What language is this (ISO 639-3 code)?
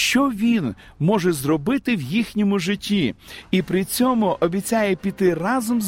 ukr